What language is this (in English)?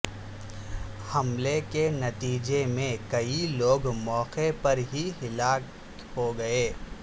Urdu